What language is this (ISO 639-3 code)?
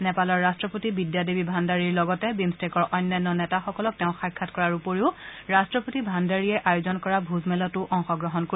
asm